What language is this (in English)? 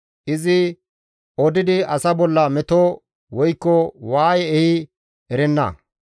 Gamo